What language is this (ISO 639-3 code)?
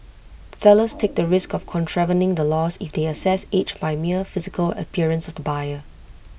eng